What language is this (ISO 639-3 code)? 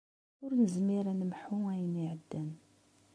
kab